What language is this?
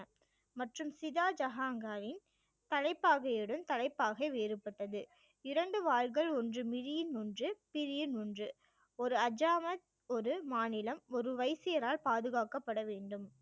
Tamil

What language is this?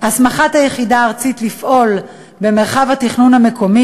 Hebrew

